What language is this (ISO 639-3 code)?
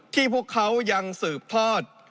tha